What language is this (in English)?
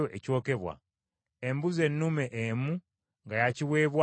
Ganda